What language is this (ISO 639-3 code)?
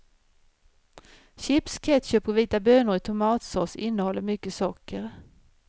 swe